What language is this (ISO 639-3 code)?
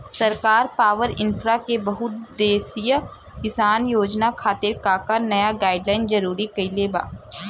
bho